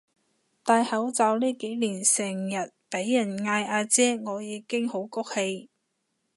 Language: Cantonese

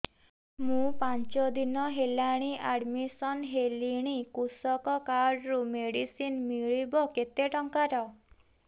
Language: Odia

